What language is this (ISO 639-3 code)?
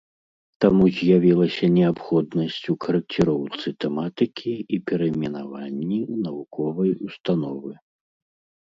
bel